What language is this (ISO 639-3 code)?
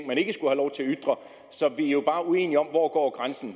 dan